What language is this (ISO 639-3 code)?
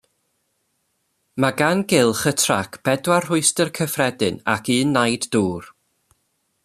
cym